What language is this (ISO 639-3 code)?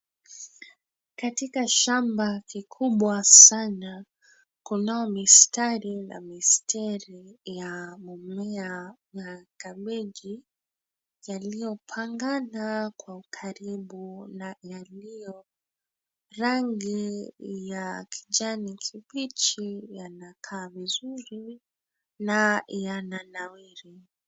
swa